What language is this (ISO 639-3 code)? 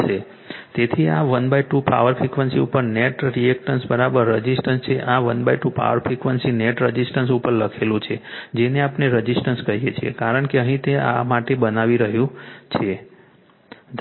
guj